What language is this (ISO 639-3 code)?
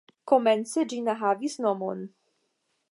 epo